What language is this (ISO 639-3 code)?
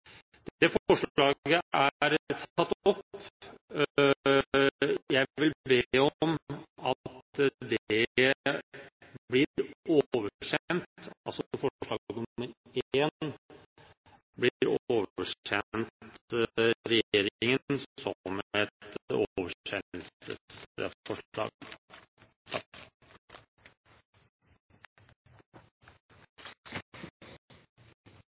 nob